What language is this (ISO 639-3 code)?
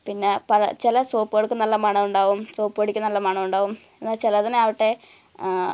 mal